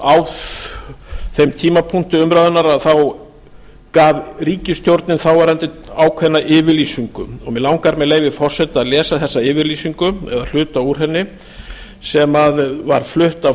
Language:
Icelandic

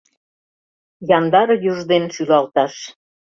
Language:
Mari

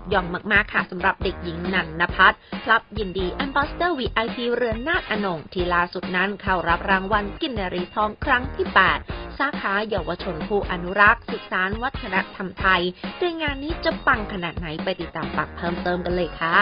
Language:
Thai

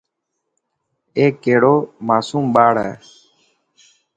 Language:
Dhatki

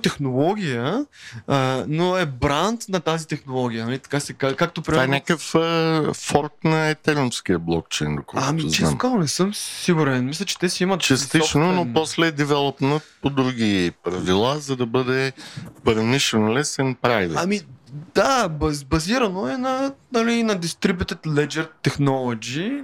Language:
Bulgarian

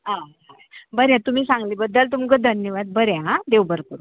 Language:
Konkani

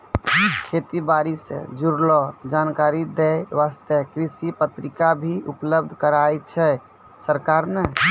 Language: Maithili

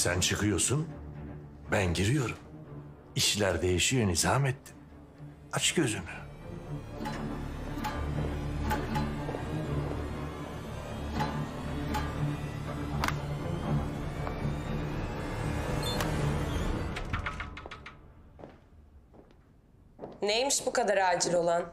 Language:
Turkish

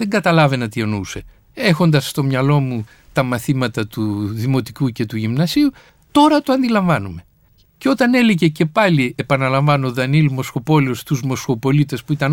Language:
Greek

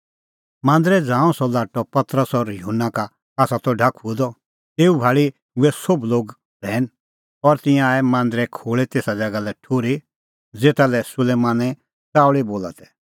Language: Kullu Pahari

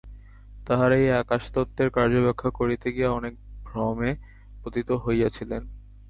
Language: Bangla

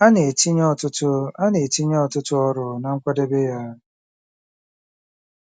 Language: Igbo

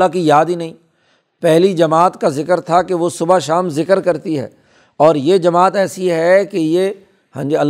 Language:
Urdu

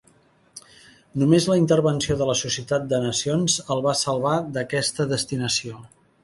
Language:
Catalan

